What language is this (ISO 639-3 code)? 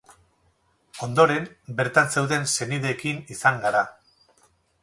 eus